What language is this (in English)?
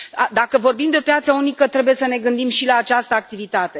Romanian